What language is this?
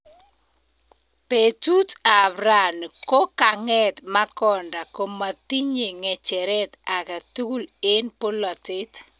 Kalenjin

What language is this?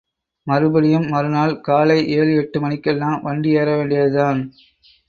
Tamil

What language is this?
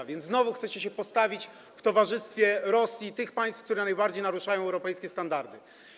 Polish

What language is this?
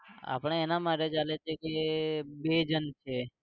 Gujarati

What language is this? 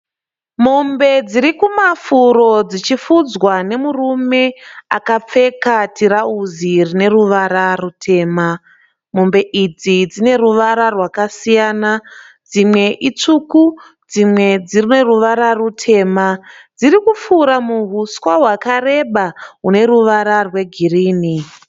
Shona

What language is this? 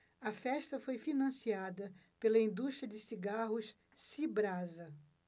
Portuguese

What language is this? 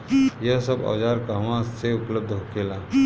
Bhojpuri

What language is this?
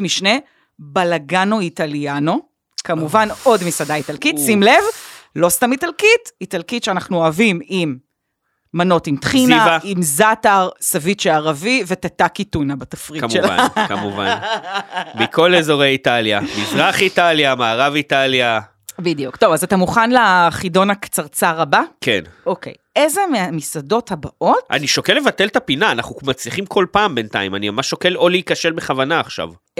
Hebrew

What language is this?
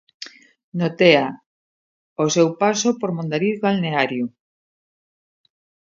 Galician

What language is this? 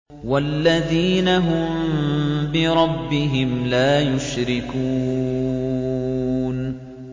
Arabic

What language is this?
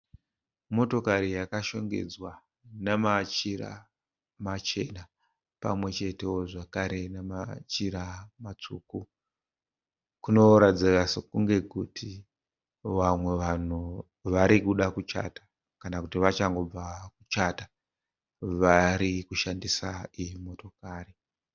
Shona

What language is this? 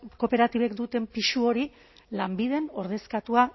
Basque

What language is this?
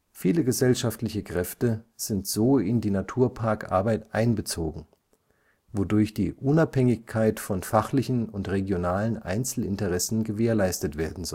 German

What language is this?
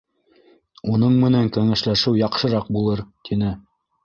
Bashkir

